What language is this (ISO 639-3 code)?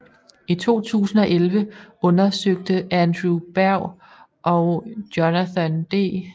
dan